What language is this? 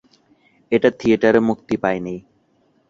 Bangla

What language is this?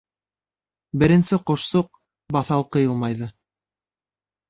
Bashkir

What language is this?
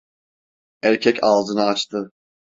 Turkish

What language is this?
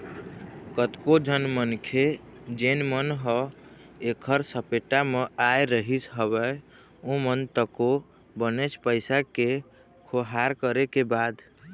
Chhattisgarhi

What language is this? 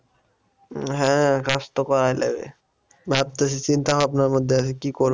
Bangla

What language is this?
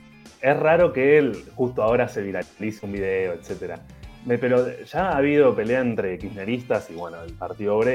Spanish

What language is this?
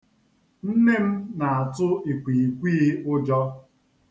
Igbo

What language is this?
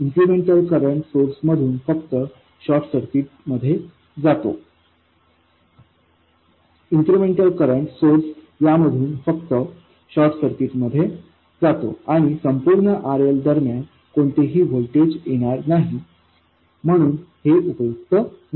Marathi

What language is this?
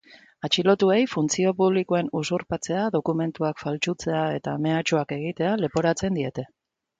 Basque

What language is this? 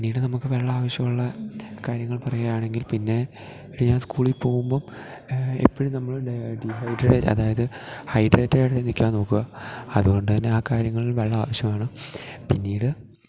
Malayalam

